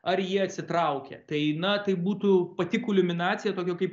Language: Lithuanian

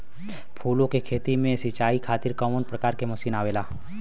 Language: Bhojpuri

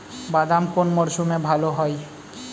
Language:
Bangla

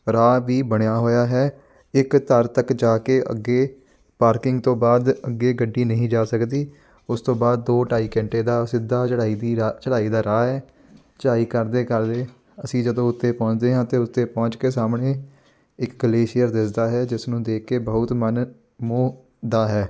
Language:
Punjabi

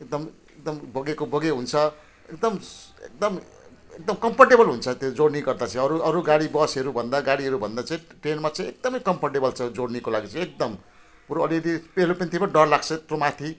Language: Nepali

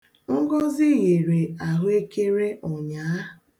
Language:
Igbo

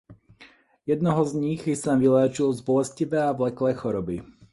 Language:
Czech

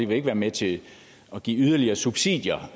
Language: Danish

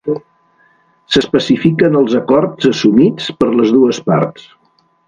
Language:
Catalan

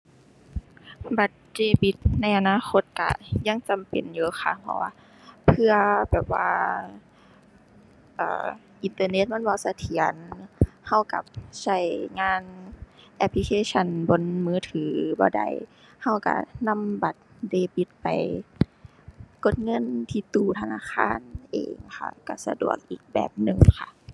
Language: Thai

